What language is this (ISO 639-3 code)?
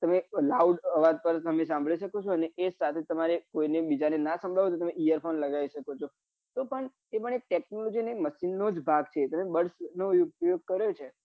guj